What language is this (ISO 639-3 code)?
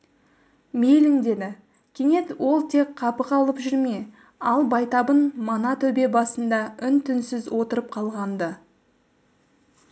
kaz